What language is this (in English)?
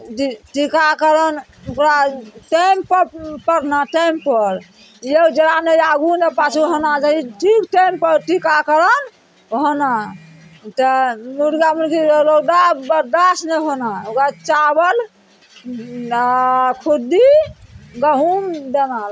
Maithili